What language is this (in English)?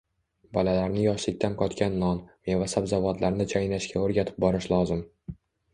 Uzbek